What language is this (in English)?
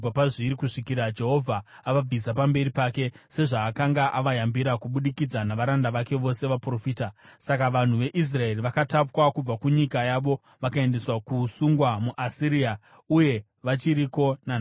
Shona